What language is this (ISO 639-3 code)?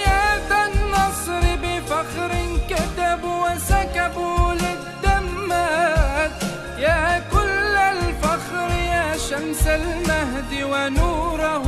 ara